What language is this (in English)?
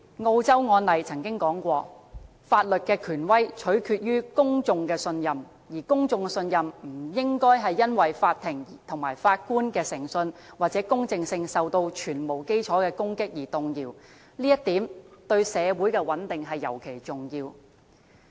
Cantonese